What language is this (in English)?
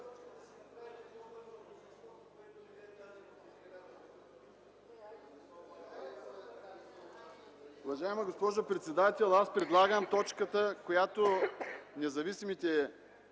Bulgarian